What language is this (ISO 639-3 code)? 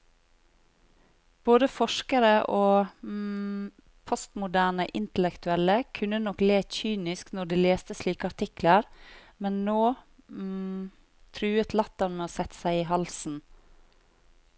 nor